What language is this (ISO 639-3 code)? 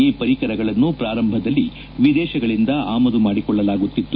kan